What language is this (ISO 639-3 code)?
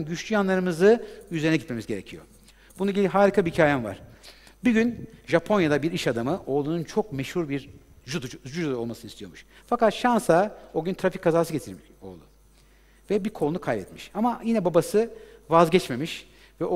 tur